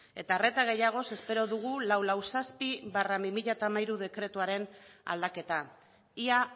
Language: Basque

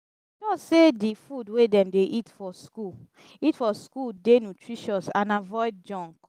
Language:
Nigerian Pidgin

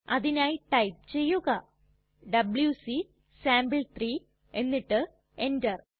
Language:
Malayalam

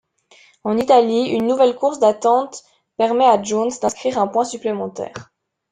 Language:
French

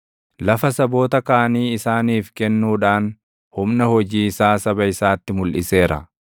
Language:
Oromo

